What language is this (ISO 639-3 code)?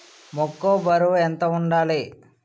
tel